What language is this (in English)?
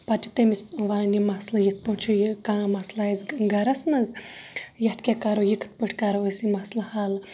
Kashmiri